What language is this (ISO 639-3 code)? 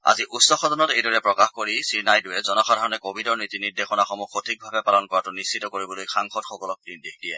asm